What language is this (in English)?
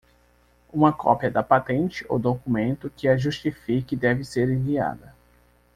Portuguese